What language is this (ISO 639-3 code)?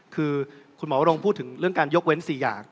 tha